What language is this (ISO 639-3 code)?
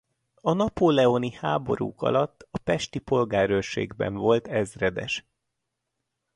hun